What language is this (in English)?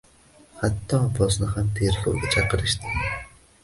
Uzbek